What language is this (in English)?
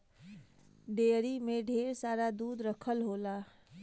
Bhojpuri